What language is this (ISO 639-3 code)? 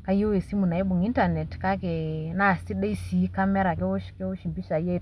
mas